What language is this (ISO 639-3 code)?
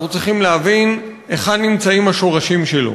heb